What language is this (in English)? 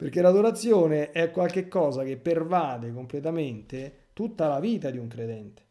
Italian